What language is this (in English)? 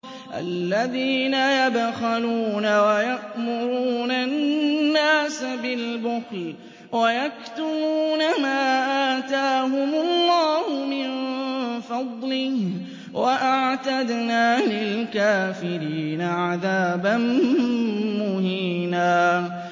Arabic